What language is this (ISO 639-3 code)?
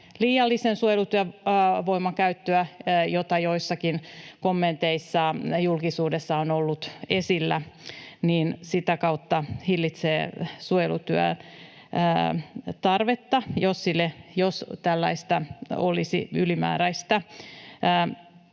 fin